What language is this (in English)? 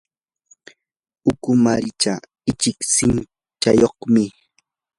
Yanahuanca Pasco Quechua